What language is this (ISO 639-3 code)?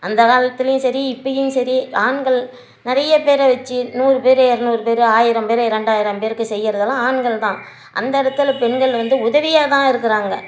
tam